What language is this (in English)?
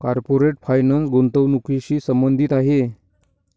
Marathi